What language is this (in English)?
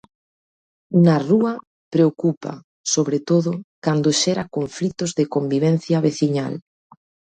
Galician